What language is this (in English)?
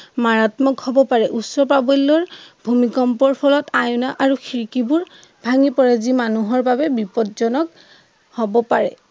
Assamese